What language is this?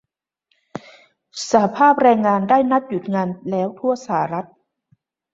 Thai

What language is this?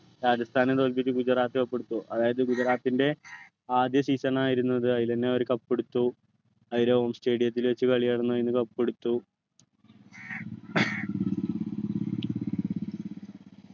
Malayalam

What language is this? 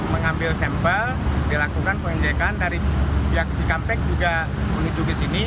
Indonesian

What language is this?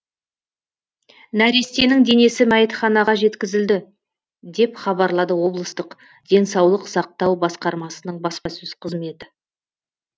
Kazakh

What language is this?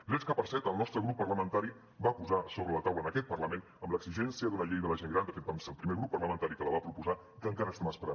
Catalan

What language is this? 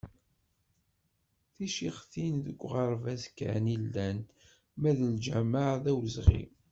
Kabyle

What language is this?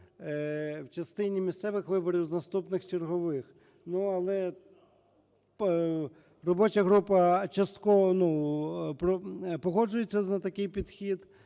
Ukrainian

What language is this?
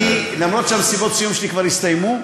Hebrew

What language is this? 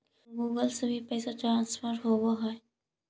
Magahi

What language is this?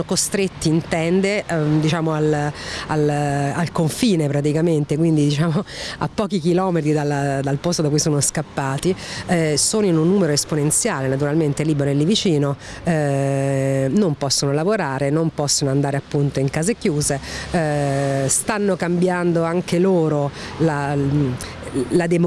Italian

